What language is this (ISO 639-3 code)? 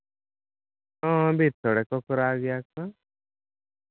sat